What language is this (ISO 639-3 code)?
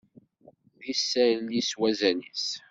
kab